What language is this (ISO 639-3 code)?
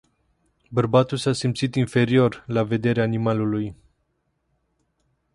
ron